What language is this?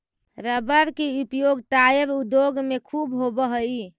Magahi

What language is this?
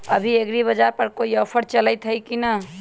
Magahi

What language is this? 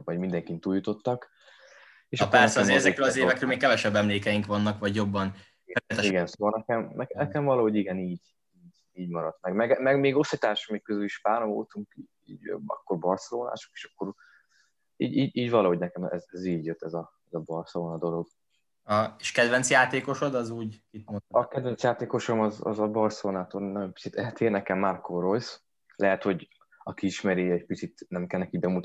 Hungarian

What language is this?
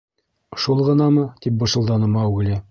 Bashkir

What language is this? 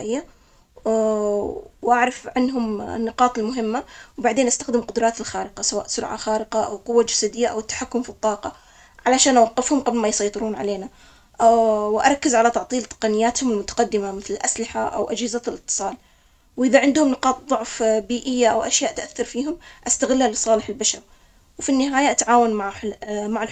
Omani Arabic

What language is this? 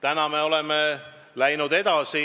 Estonian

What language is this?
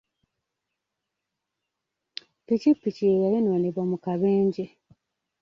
Ganda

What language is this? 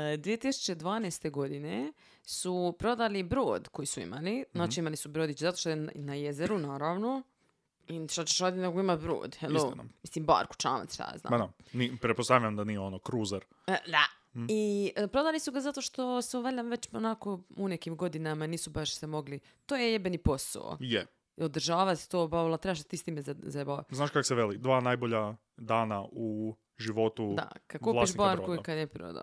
Croatian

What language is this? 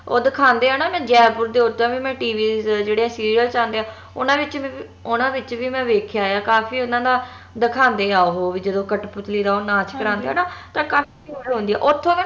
Punjabi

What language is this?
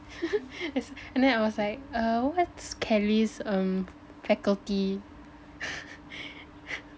English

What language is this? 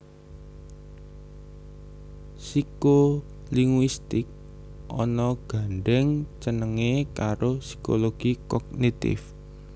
Javanese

